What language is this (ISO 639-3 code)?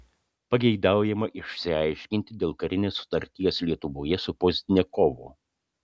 lit